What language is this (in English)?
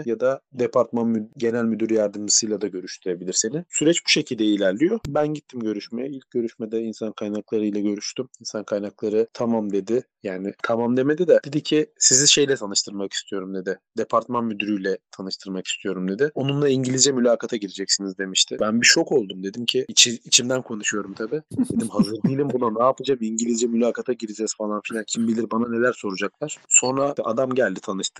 Turkish